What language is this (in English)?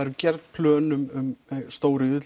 Icelandic